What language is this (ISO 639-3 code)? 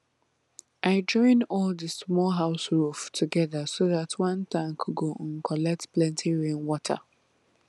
pcm